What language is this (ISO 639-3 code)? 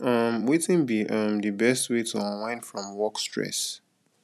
pcm